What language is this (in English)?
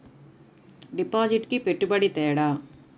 Telugu